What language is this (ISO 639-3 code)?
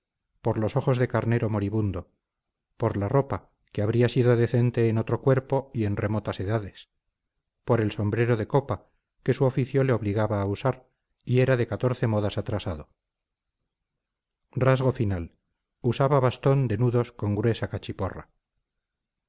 spa